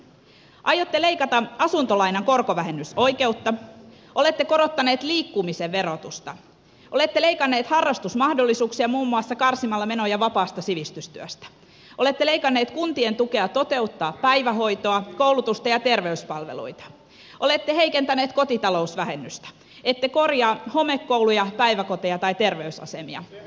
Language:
Finnish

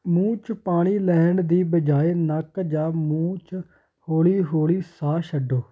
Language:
Punjabi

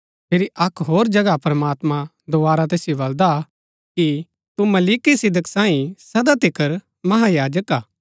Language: Gaddi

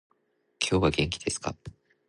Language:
Japanese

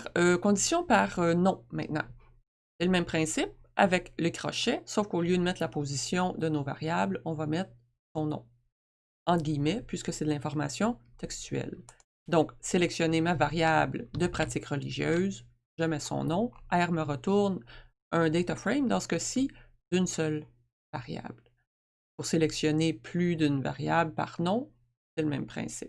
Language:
French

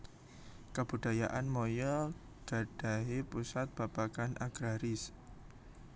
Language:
Javanese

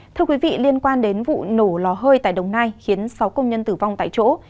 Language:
Vietnamese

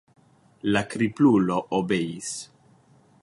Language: Esperanto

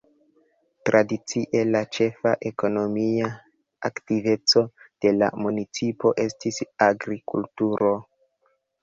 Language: Esperanto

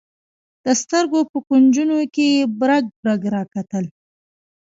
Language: Pashto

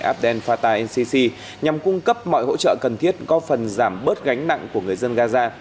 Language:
Vietnamese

